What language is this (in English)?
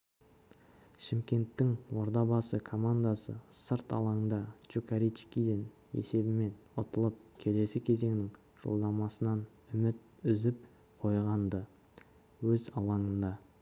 Kazakh